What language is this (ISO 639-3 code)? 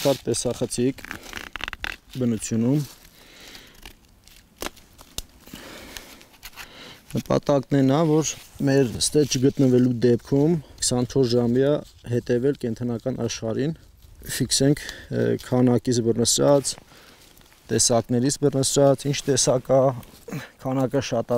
tur